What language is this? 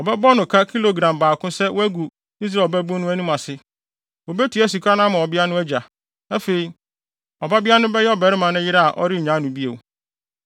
Akan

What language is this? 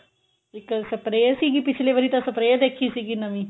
Punjabi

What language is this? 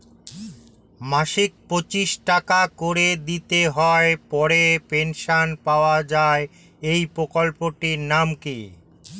Bangla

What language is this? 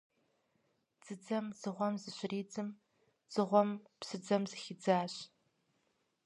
Kabardian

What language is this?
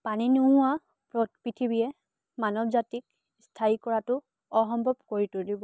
Assamese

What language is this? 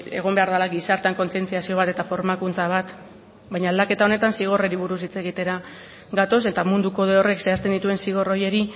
Basque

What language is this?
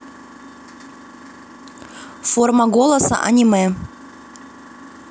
Russian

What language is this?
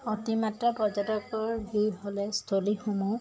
Assamese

